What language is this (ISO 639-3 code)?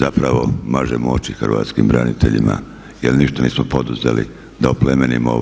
hrv